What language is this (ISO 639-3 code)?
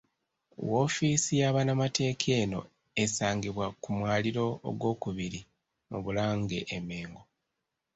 lug